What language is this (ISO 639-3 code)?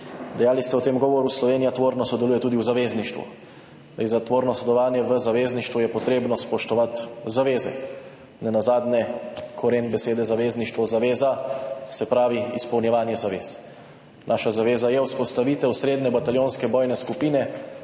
slv